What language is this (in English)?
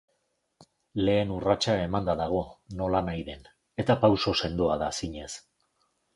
Basque